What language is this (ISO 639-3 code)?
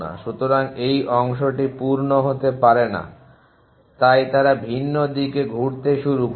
ben